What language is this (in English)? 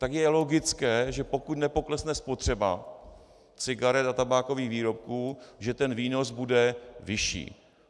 Czech